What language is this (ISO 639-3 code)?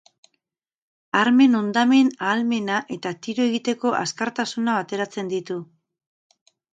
eus